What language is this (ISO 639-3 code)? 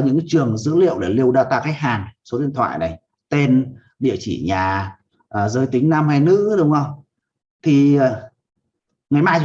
vie